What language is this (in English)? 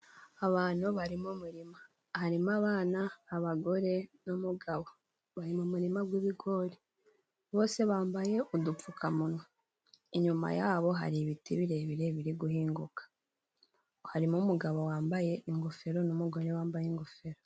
Kinyarwanda